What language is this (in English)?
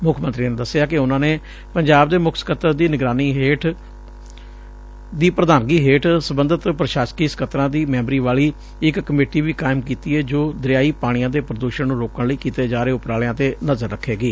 Punjabi